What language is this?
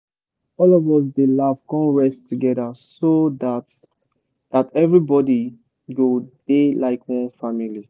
Nigerian Pidgin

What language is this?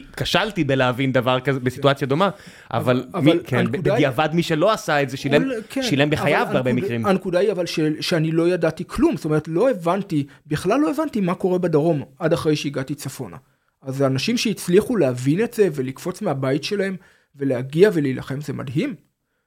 Hebrew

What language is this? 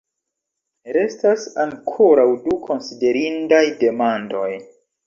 Esperanto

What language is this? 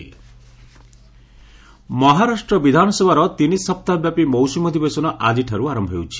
Odia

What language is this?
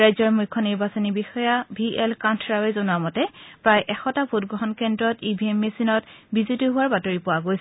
Assamese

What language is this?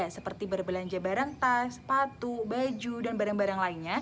Indonesian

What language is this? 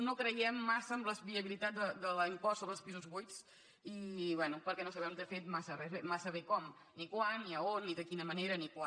Catalan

